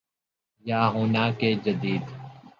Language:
Urdu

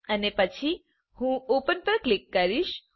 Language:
Gujarati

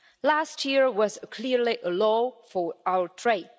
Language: English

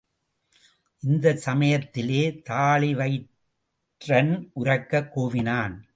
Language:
Tamil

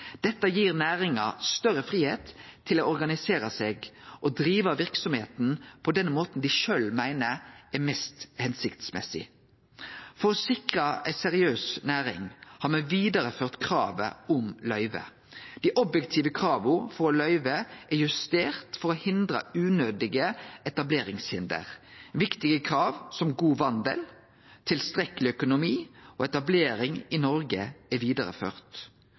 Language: Norwegian Nynorsk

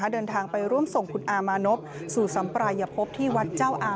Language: Thai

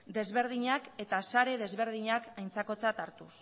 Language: Basque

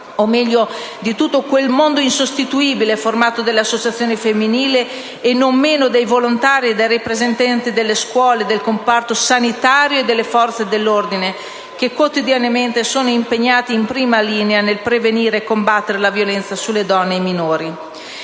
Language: Italian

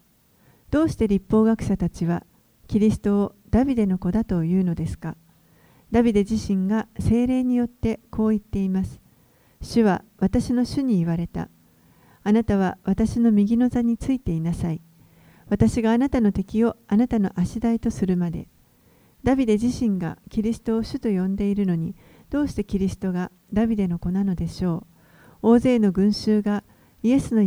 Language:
Japanese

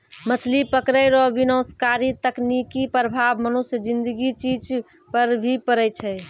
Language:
Maithili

